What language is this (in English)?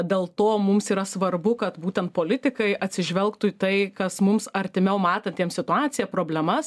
Lithuanian